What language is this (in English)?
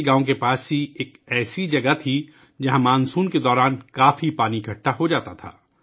Urdu